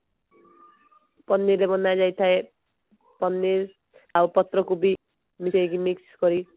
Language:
Odia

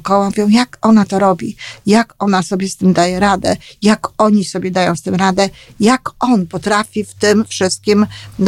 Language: Polish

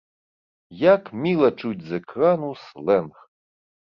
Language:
Belarusian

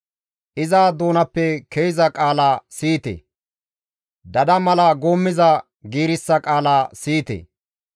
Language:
Gamo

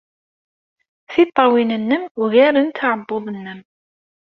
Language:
Kabyle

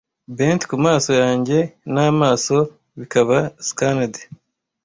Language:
Kinyarwanda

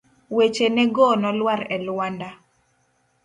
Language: Luo (Kenya and Tanzania)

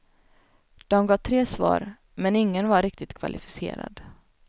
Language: Swedish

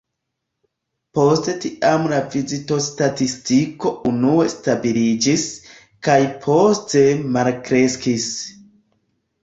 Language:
Esperanto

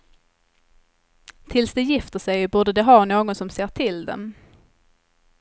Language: Swedish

